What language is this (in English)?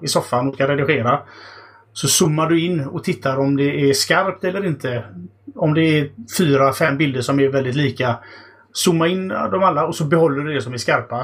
Swedish